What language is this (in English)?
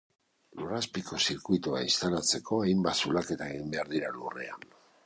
Basque